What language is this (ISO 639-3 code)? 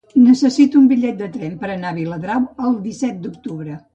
cat